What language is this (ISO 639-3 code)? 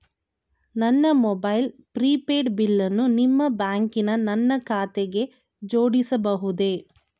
kan